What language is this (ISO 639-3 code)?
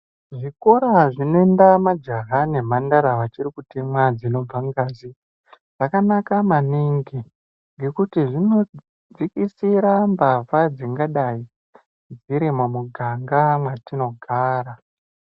ndc